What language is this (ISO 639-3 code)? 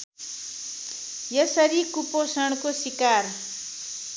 nep